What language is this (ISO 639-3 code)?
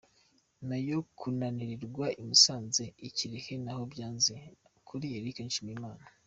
kin